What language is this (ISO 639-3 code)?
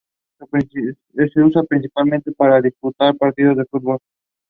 eng